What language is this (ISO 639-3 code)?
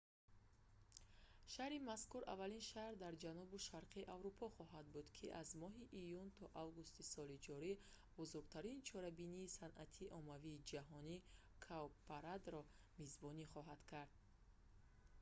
tgk